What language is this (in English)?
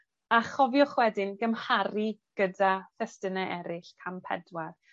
Welsh